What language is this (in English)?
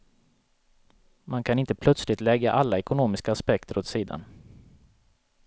Swedish